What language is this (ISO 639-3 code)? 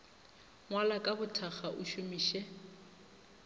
nso